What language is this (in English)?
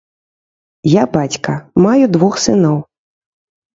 Belarusian